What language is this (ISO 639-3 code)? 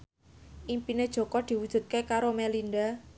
jav